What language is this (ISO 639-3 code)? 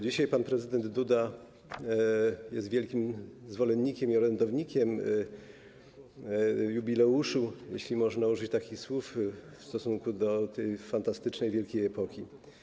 pol